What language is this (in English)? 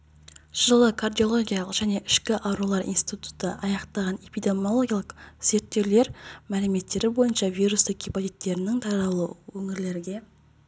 Kazakh